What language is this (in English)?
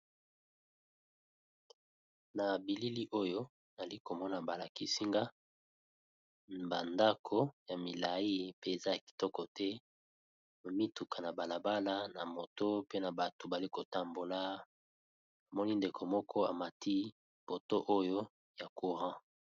Lingala